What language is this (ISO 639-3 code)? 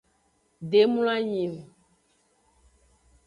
ajg